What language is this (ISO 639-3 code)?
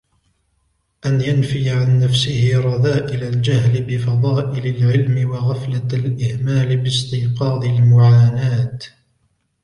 ara